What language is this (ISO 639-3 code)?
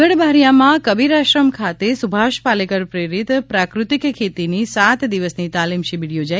guj